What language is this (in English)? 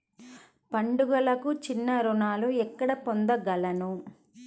Telugu